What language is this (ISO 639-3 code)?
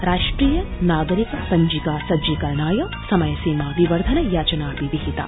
san